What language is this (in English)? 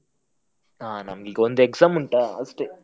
Kannada